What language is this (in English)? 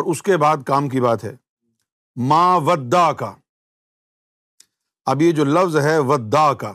Urdu